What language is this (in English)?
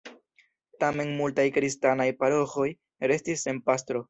Esperanto